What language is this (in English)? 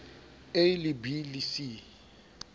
Southern Sotho